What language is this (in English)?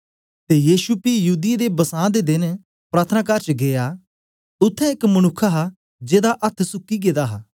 Dogri